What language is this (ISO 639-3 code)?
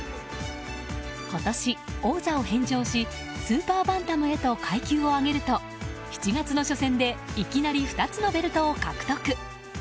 jpn